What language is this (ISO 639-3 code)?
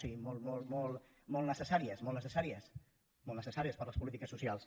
cat